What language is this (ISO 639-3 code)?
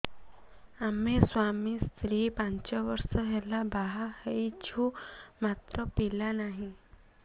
ori